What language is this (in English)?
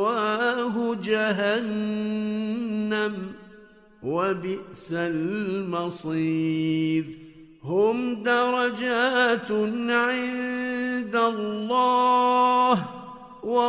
Arabic